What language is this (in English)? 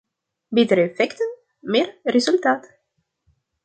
Dutch